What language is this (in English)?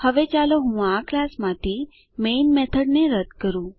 Gujarati